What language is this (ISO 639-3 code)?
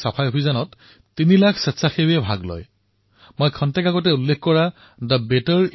asm